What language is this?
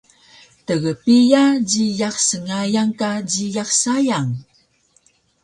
Taroko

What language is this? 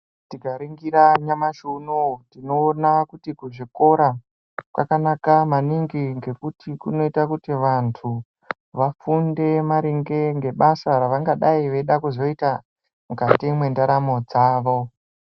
Ndau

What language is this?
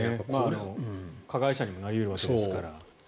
Japanese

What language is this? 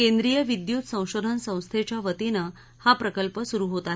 Marathi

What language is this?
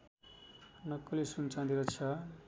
Nepali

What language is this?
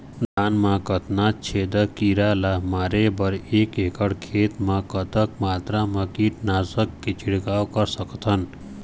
Chhattisgarhi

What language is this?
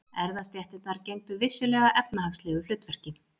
Icelandic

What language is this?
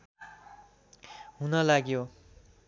Nepali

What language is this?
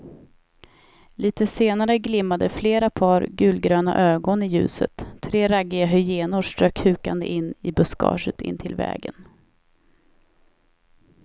Swedish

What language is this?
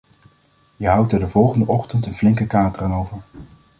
Dutch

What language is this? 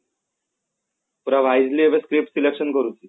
Odia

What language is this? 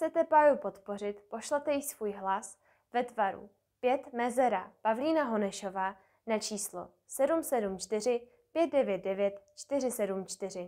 Czech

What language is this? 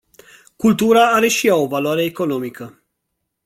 Romanian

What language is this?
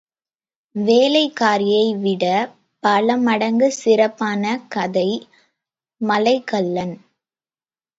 Tamil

